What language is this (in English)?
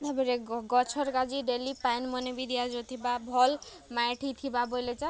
Odia